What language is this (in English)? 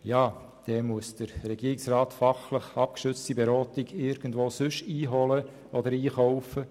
Swiss German